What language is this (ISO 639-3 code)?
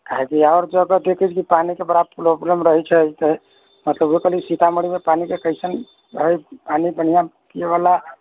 mai